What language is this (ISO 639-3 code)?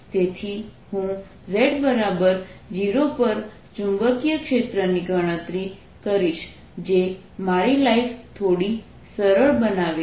guj